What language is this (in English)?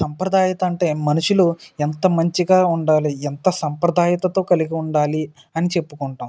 Telugu